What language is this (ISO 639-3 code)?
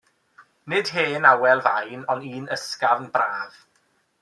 cym